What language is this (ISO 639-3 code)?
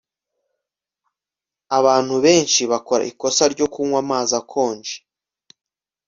kin